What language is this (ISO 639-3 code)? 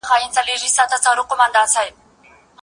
pus